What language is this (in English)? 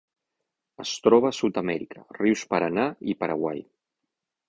Catalan